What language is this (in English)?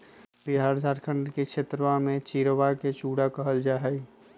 Magahi